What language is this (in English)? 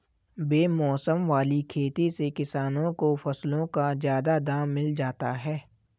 Hindi